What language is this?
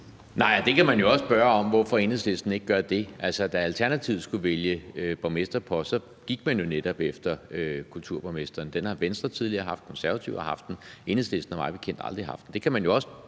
Danish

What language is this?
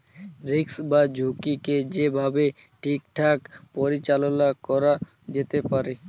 Bangla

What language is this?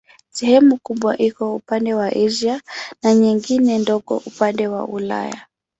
Swahili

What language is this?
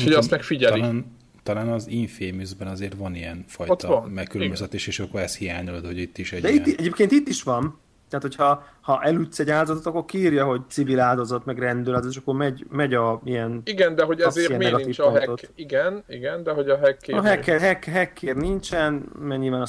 Hungarian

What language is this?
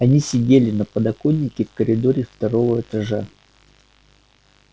Russian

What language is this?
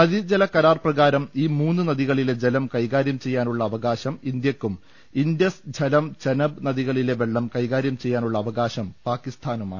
Malayalam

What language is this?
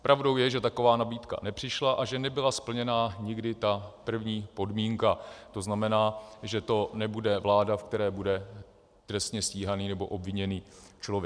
Czech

